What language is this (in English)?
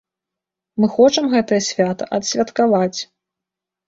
Belarusian